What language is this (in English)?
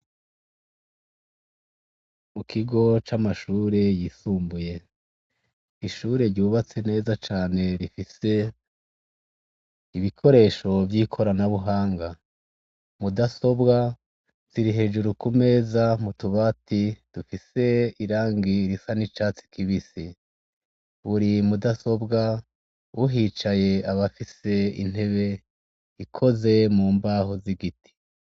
Rundi